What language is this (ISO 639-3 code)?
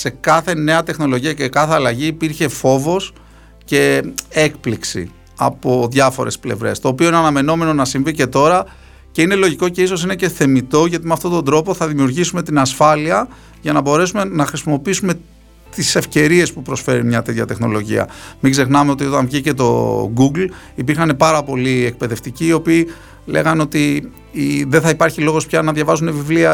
ell